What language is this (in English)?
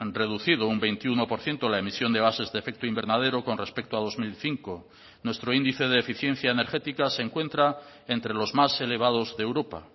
Spanish